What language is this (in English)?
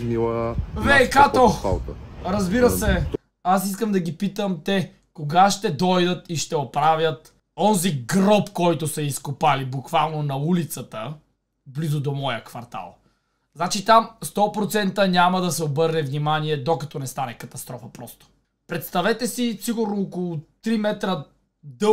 Bulgarian